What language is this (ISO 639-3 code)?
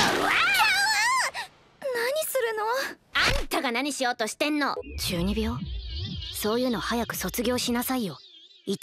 jpn